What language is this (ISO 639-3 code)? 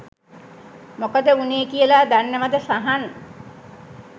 sin